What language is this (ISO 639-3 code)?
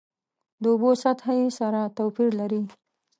pus